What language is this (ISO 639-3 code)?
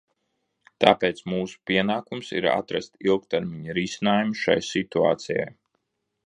lav